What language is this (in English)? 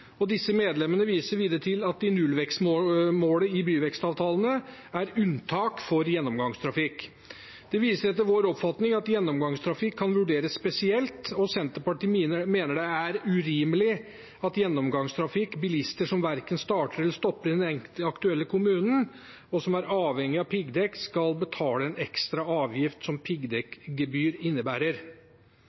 Norwegian Bokmål